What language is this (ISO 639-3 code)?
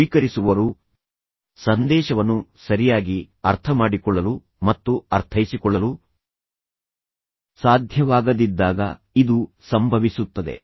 kan